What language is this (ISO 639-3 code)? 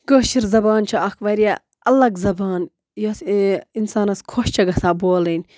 kas